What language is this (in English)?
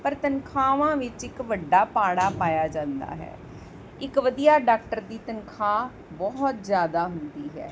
Punjabi